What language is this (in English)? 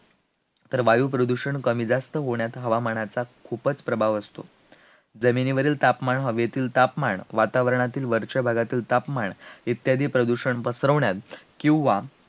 Marathi